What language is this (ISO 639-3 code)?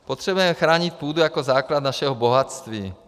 ces